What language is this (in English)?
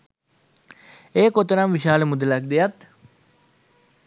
Sinhala